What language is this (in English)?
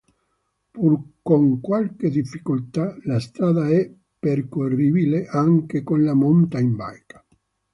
Italian